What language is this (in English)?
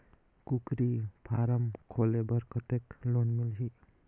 Chhattisgarhi